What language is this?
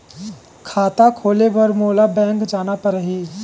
Chhattisgarhi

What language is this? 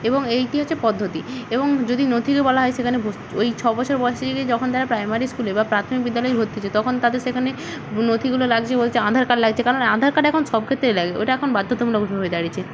Bangla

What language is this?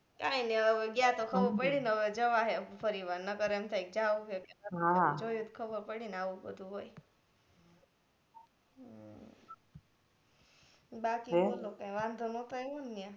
Gujarati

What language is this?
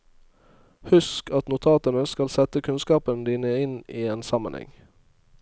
Norwegian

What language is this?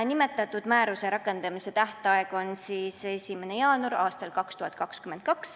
Estonian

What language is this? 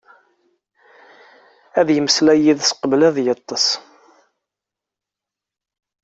Kabyle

